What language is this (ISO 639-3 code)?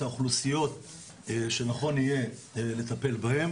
heb